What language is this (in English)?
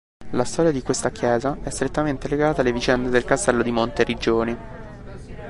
Italian